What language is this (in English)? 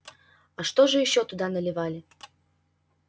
Russian